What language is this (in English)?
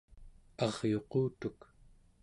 Central Yupik